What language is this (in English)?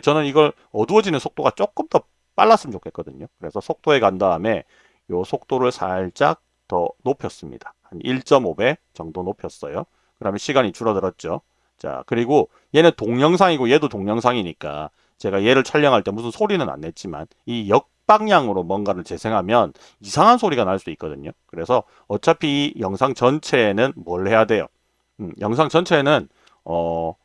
Korean